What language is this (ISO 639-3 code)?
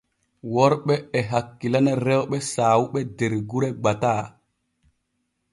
fue